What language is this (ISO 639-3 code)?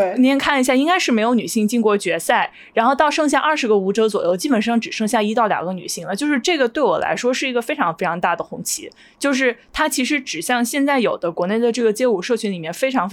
zho